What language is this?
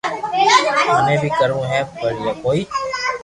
Loarki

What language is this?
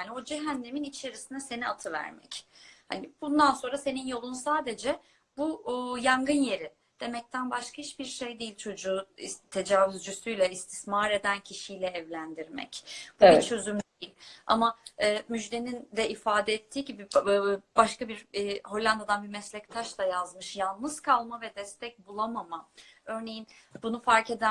Turkish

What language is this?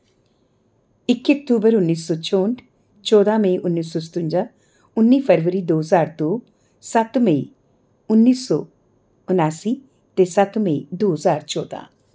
Dogri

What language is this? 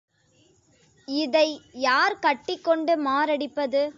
Tamil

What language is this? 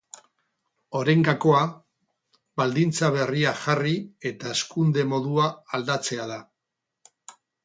Basque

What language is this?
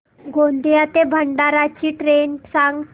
Marathi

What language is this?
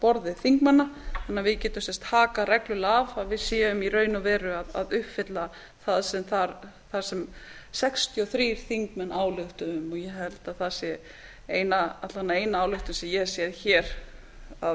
Icelandic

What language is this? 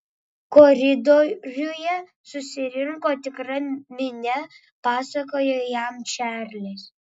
Lithuanian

